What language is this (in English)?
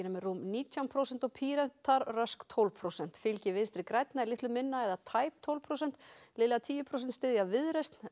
Icelandic